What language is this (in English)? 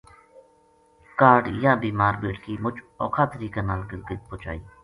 Gujari